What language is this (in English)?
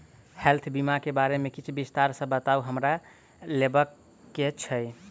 Maithili